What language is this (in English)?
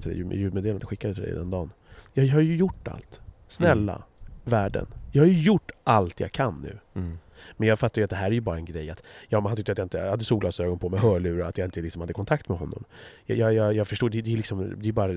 Swedish